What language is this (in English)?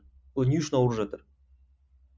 Kazakh